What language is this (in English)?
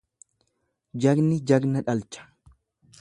Oromo